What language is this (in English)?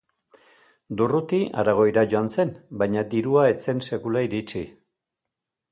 Basque